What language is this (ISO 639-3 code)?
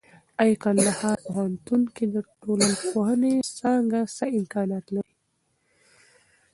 pus